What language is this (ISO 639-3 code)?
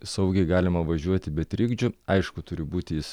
lit